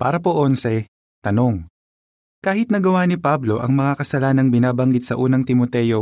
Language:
Filipino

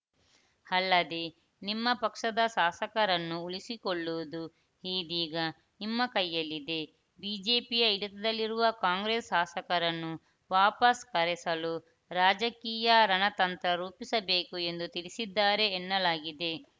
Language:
Kannada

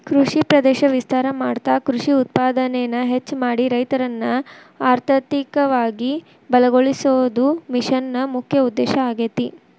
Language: Kannada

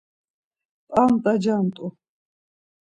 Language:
Laz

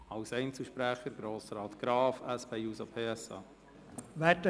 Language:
Swiss German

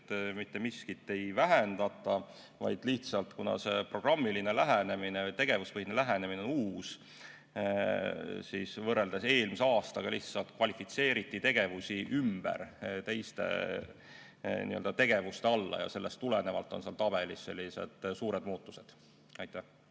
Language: Estonian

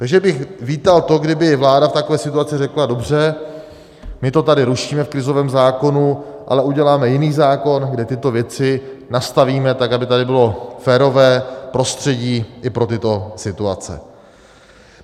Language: Czech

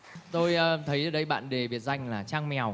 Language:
Vietnamese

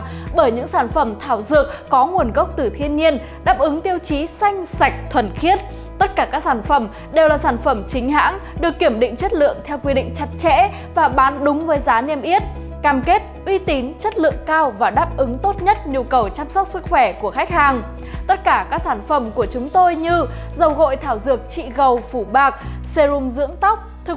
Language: Vietnamese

